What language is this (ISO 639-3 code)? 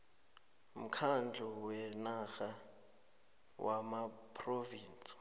nbl